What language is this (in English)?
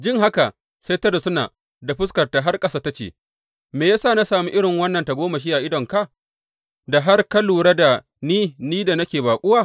Hausa